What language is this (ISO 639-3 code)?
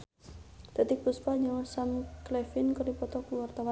sun